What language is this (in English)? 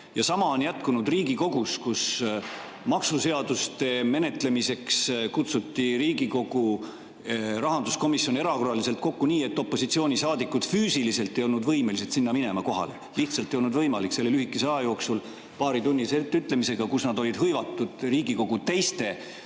Estonian